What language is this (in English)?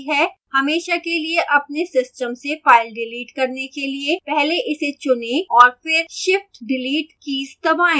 Hindi